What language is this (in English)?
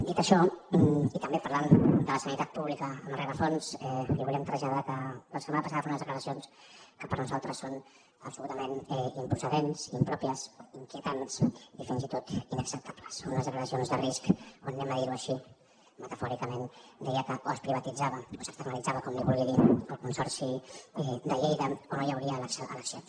Catalan